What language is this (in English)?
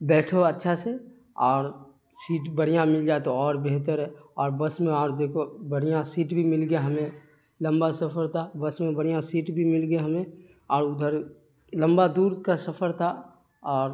Urdu